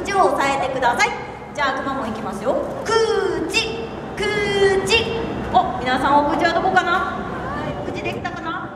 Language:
Japanese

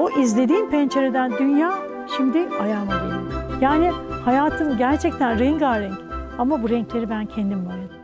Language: Turkish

